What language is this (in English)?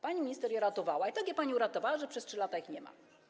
Polish